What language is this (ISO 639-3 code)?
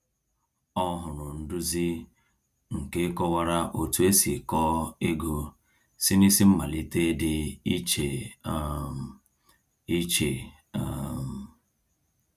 ibo